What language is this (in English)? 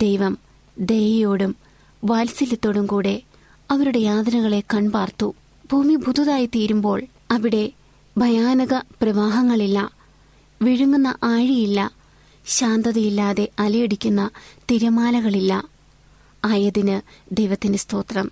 Malayalam